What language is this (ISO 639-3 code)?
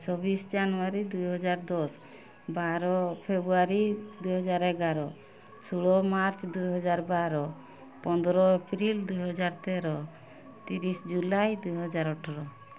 ori